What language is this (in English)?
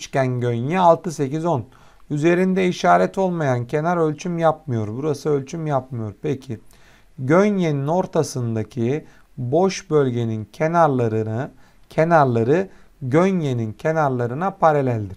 Turkish